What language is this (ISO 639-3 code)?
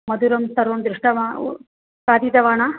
san